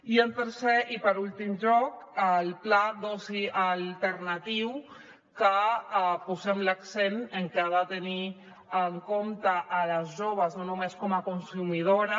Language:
Catalan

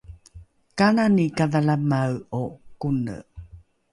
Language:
Rukai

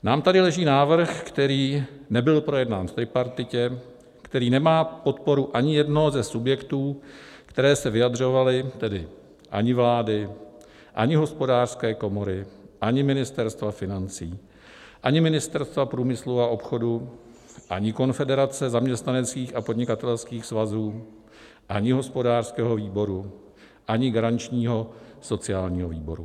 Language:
Czech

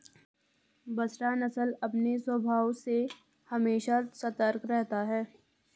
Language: Hindi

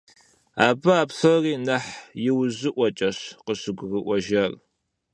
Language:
Kabardian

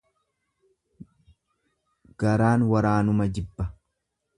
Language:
Oromo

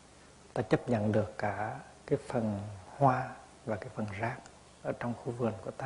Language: Vietnamese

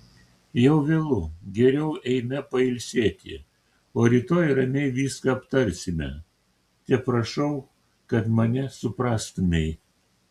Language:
Lithuanian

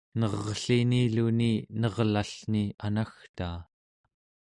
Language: Central Yupik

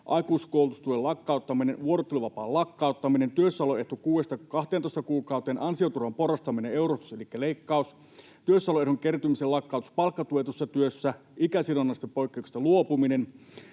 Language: Finnish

